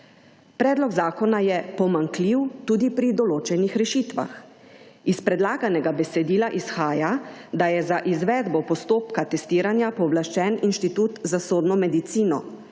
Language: Slovenian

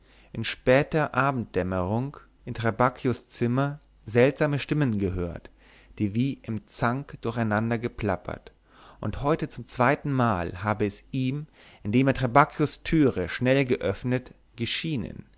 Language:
German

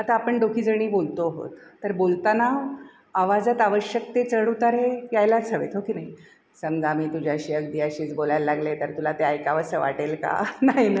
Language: Marathi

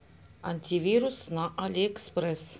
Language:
Russian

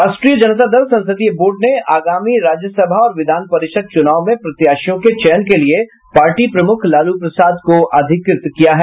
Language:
Hindi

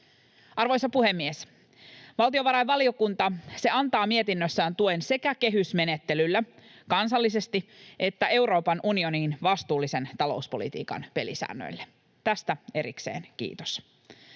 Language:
Finnish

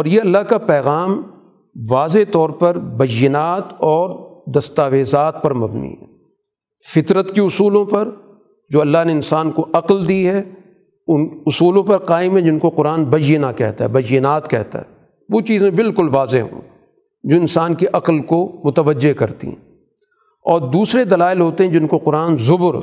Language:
Urdu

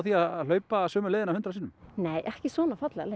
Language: Icelandic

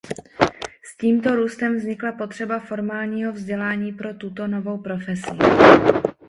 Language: Czech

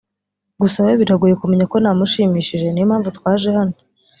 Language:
Kinyarwanda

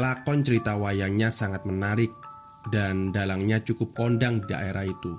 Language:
Indonesian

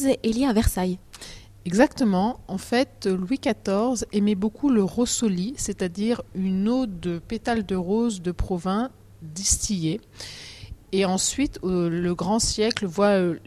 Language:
French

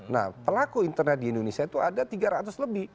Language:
Indonesian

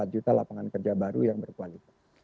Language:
Indonesian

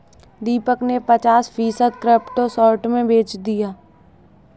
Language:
Hindi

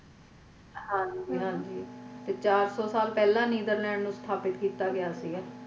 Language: Punjabi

